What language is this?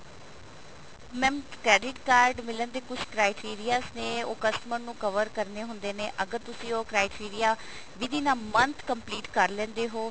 Punjabi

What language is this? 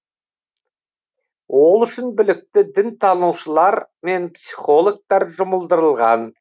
Kazakh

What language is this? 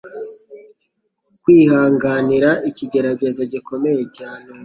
Kinyarwanda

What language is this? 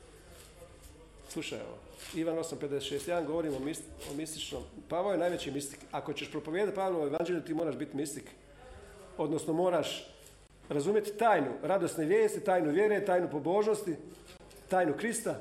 Croatian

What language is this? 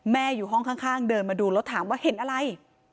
Thai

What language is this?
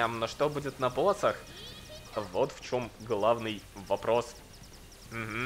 Russian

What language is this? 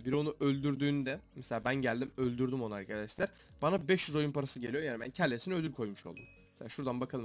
Turkish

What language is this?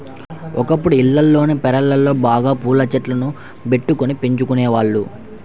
Telugu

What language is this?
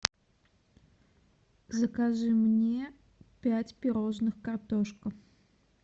Russian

